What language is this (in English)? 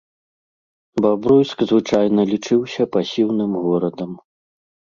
Belarusian